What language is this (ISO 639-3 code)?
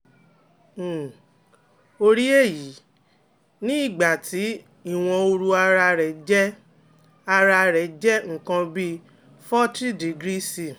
yor